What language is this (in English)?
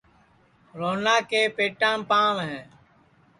Sansi